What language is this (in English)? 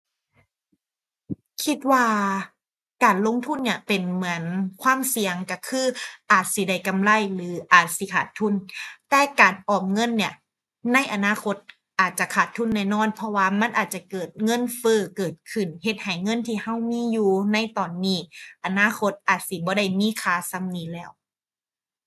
Thai